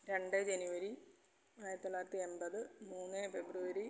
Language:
Malayalam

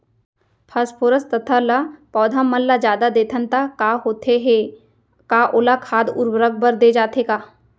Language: Chhattisgarhi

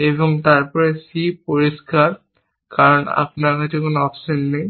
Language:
Bangla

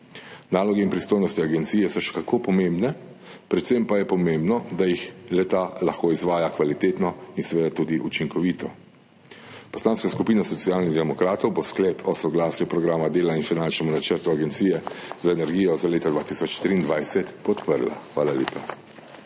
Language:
Slovenian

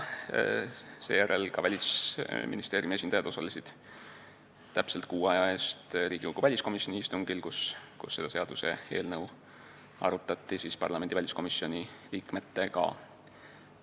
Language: Estonian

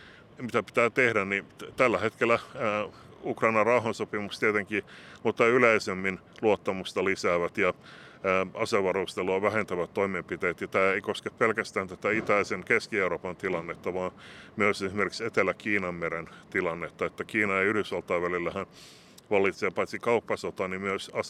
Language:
Finnish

